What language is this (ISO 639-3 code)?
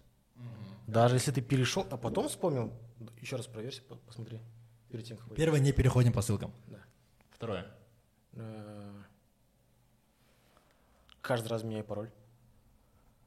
rus